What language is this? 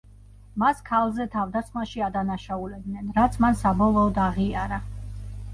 Georgian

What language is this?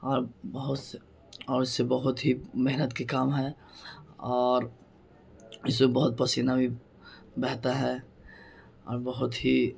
Urdu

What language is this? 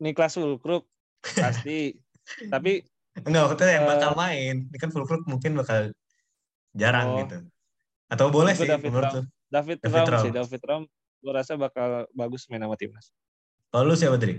Indonesian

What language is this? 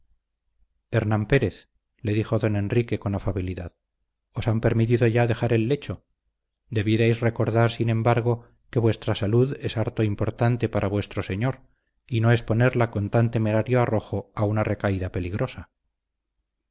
Spanish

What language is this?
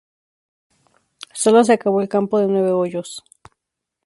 Spanish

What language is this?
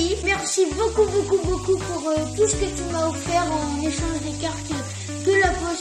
French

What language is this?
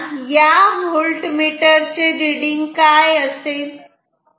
Marathi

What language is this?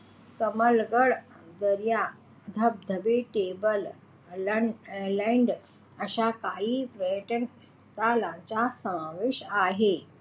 Marathi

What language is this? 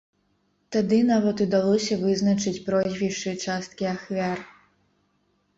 Belarusian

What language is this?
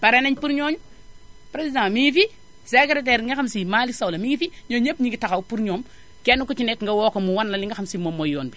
Wolof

